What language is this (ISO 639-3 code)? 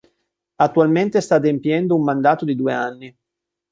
ita